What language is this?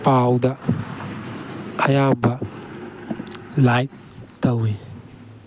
Manipuri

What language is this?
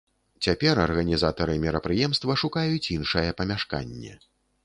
Belarusian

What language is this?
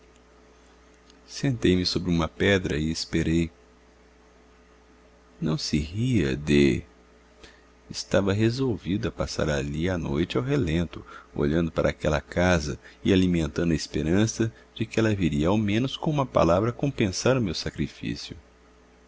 Portuguese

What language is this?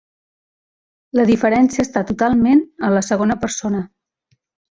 Catalan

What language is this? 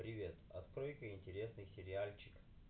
Russian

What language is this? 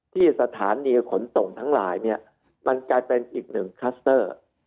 Thai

